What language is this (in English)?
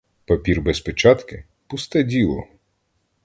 Ukrainian